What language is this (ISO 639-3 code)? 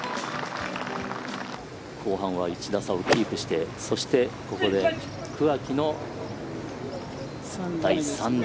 jpn